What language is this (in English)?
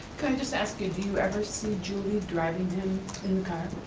English